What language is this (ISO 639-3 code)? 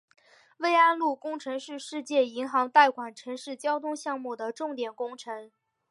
zho